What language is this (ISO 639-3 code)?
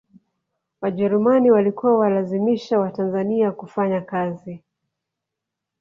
swa